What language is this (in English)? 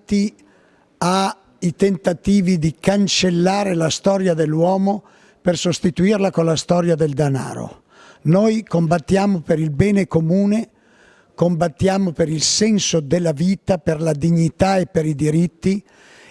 Italian